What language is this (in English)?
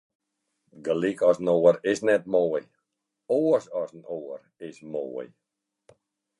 Western Frisian